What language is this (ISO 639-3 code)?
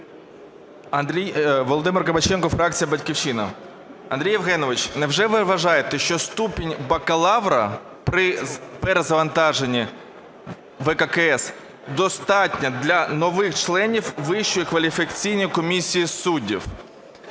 ukr